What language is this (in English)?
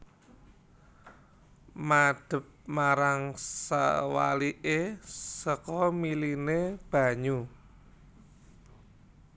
Javanese